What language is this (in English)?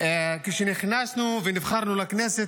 Hebrew